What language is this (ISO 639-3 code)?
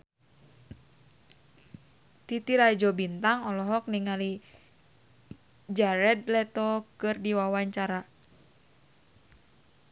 sun